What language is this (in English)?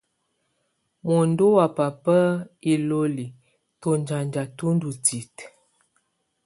Tunen